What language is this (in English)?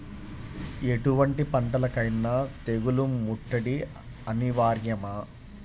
Telugu